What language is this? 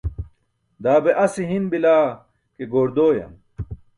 Burushaski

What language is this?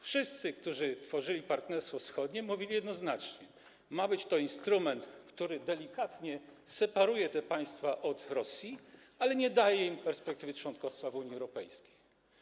Polish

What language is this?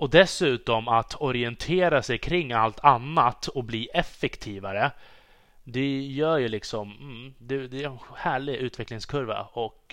Swedish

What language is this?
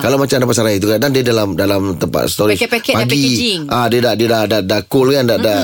Malay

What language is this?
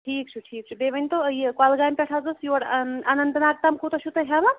Kashmiri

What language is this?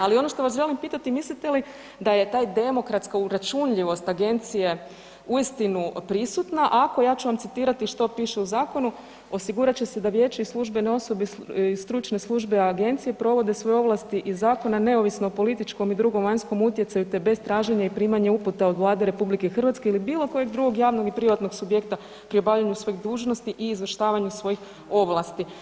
Croatian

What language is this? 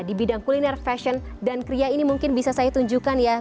Indonesian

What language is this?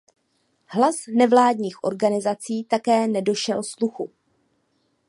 Czech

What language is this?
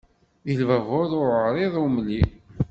Kabyle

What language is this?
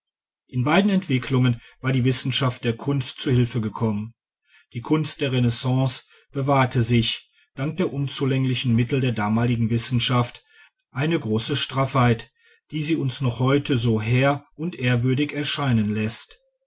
German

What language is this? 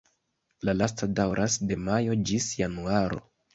Esperanto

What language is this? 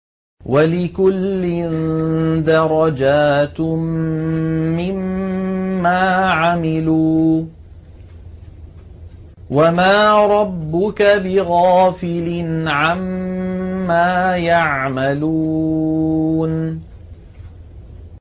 Arabic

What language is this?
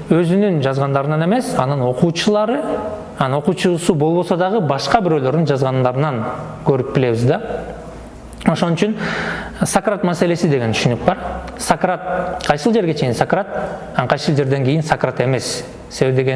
Turkish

